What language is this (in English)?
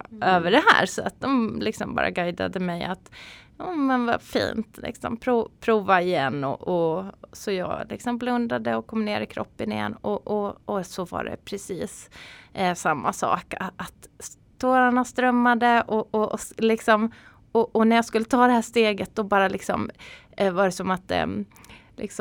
Swedish